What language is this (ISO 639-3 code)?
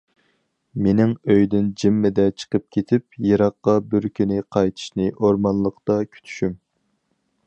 uig